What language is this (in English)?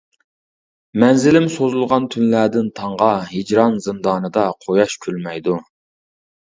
Uyghur